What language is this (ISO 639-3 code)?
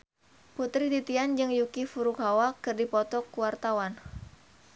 sun